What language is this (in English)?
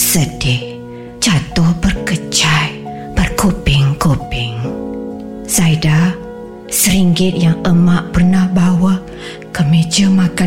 Malay